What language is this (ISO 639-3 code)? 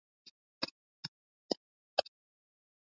swa